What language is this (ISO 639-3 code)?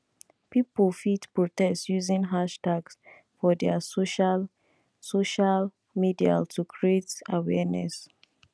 pcm